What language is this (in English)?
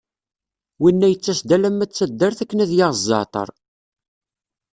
Kabyle